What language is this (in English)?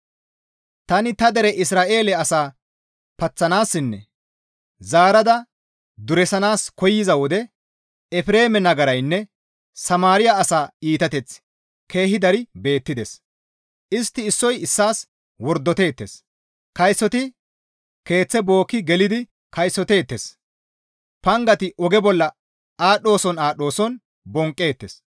Gamo